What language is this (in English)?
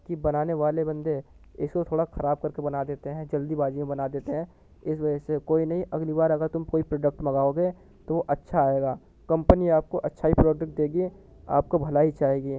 Urdu